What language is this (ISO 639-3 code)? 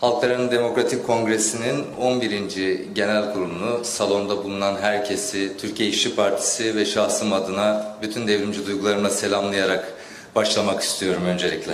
tur